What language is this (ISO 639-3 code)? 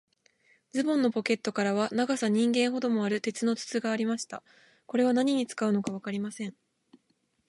jpn